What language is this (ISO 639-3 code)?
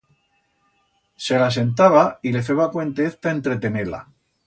arg